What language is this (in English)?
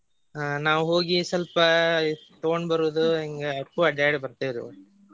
Kannada